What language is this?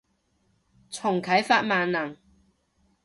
Cantonese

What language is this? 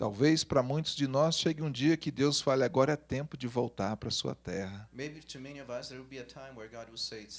Portuguese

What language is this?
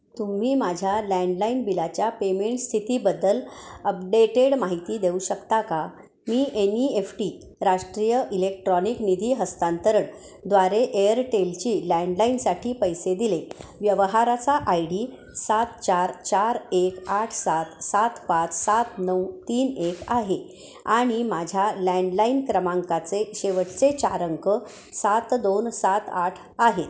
Marathi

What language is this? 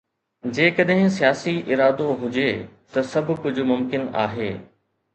Sindhi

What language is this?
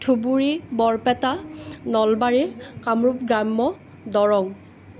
Assamese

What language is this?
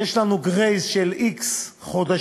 Hebrew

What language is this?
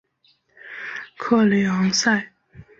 Chinese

